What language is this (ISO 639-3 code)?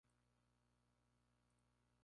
spa